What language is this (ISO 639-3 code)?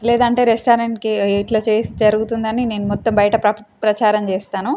tel